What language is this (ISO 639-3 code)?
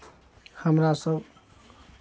mai